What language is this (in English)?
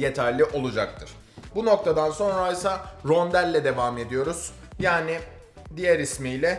Turkish